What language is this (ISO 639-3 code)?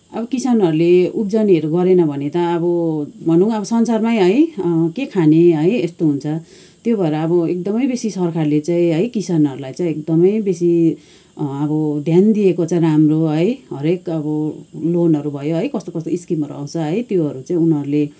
nep